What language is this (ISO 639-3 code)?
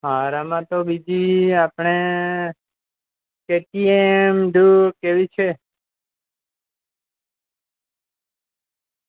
guj